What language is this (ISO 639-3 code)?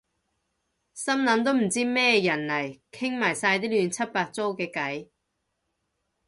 yue